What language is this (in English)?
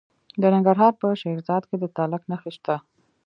Pashto